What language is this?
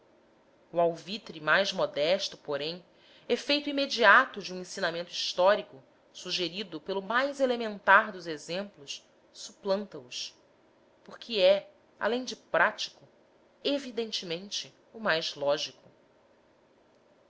Portuguese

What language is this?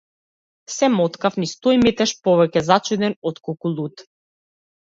Macedonian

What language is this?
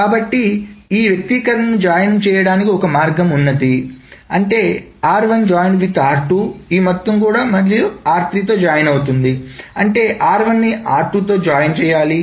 Telugu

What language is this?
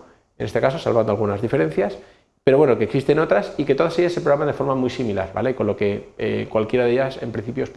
Spanish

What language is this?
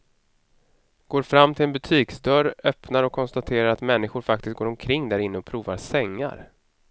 Swedish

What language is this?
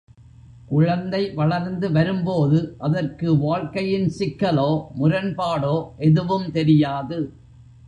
Tamil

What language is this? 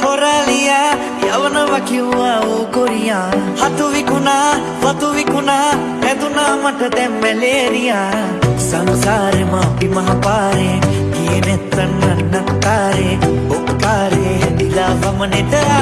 Sinhala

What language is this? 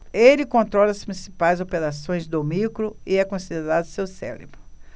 Portuguese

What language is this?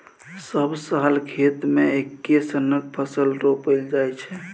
Maithili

